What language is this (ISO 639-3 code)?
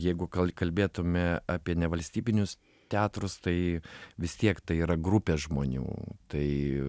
lit